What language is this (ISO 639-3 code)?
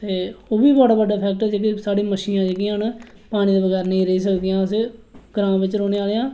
doi